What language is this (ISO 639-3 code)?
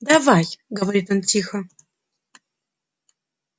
rus